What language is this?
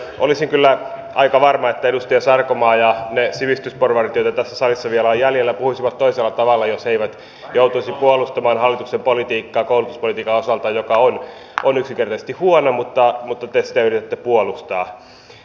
Finnish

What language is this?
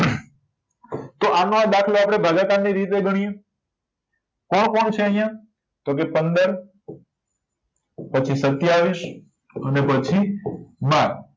Gujarati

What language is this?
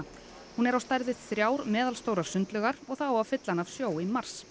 Icelandic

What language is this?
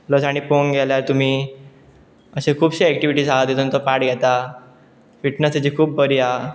Konkani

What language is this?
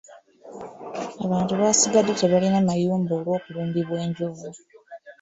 Ganda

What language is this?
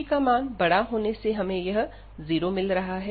Hindi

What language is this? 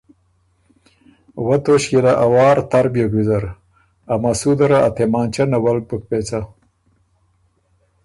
Ormuri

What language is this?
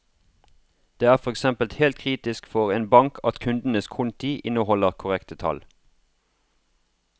Norwegian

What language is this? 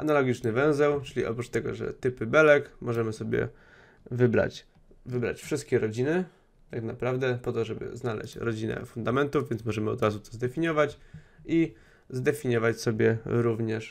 Polish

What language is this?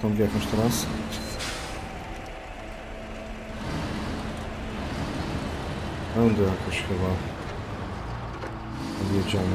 Polish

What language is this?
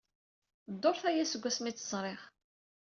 Kabyle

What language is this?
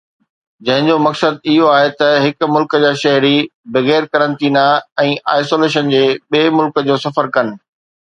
Sindhi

